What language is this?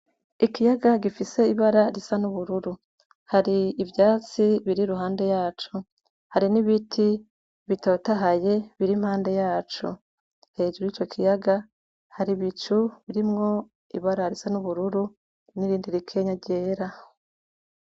Rundi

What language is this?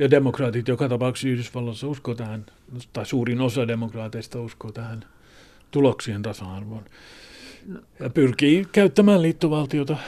Finnish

